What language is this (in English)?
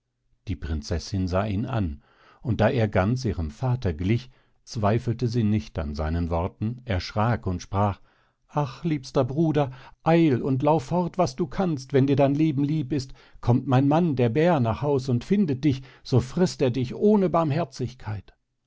German